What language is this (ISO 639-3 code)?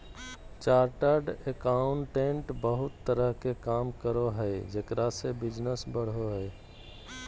mag